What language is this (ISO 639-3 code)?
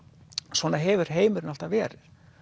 isl